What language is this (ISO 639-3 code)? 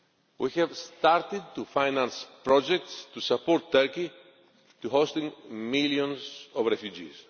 eng